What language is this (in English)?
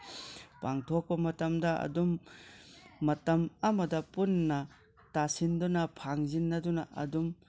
Manipuri